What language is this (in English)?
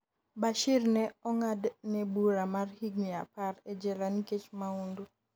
Luo (Kenya and Tanzania)